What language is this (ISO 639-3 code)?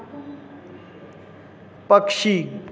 hin